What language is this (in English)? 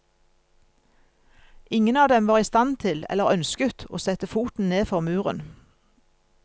Norwegian